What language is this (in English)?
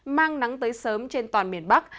Vietnamese